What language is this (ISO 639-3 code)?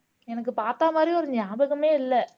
tam